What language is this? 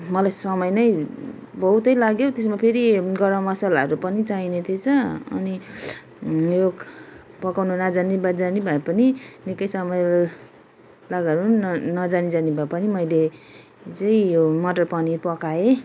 Nepali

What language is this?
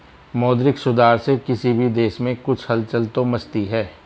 Hindi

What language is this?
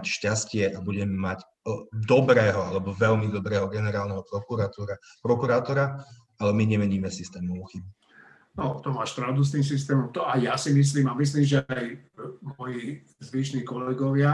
Slovak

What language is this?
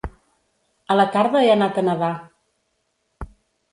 Catalan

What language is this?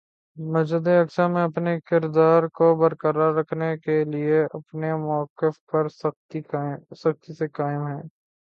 Urdu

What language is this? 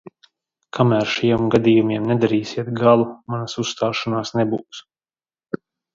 Latvian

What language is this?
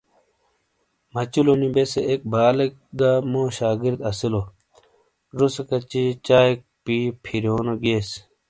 Shina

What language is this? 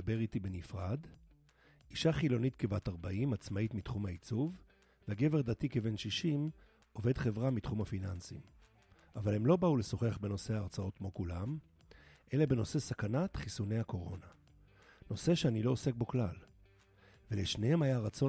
Hebrew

